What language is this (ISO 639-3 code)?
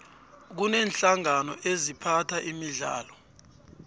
nbl